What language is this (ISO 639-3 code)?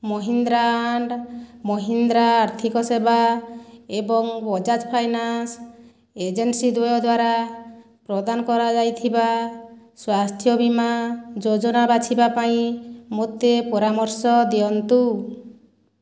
ori